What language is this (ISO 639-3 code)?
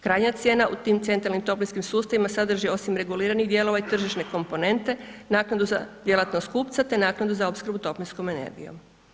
hrv